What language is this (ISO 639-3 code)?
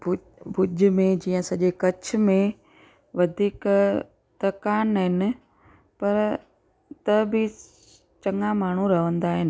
snd